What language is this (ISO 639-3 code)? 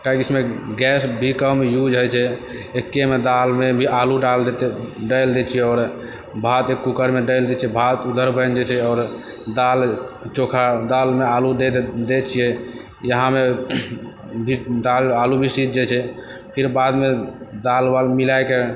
mai